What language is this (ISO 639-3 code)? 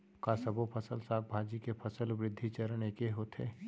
hne